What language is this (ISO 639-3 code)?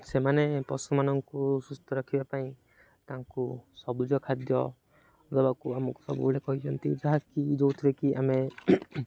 ori